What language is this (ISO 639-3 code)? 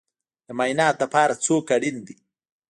pus